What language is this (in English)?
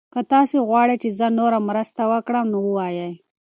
Pashto